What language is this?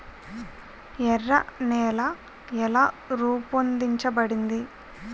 Telugu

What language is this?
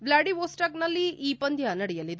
Kannada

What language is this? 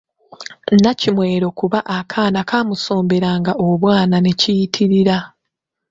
Ganda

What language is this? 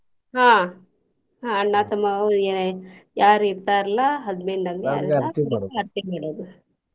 Kannada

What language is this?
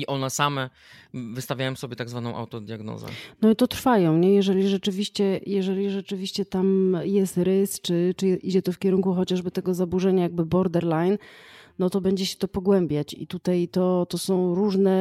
Polish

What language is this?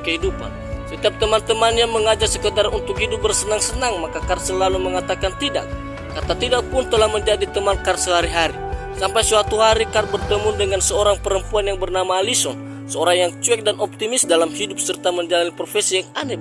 Indonesian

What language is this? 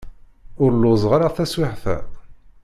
Kabyle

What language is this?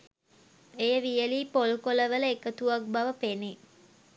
Sinhala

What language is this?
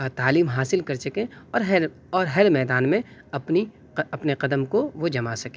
Urdu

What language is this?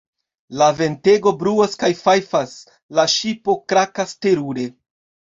Esperanto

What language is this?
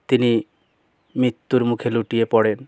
Bangla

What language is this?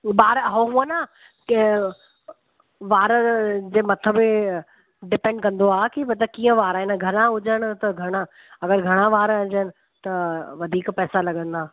Sindhi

